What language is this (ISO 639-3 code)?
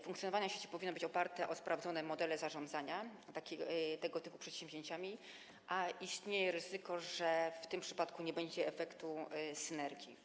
pol